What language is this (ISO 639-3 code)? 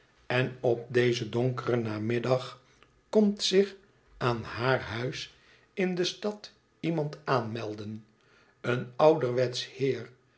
nld